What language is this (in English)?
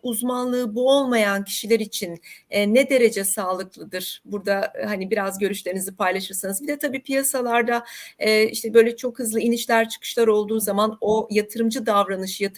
Turkish